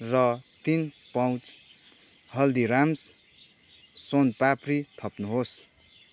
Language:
Nepali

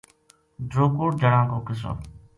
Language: Gujari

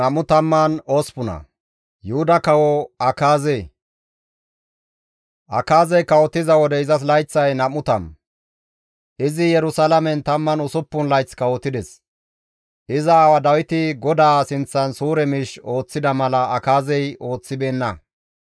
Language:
Gamo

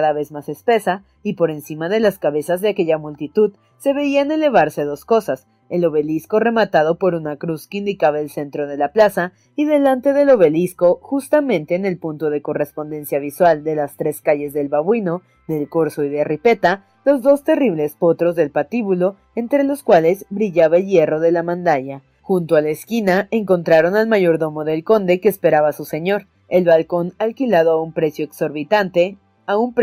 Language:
Spanish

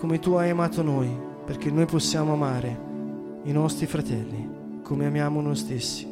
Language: Italian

